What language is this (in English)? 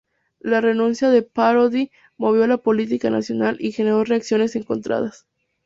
Spanish